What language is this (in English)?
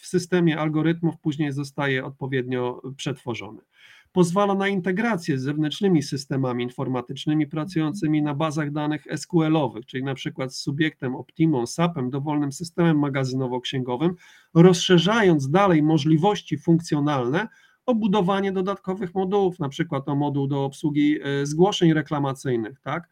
Polish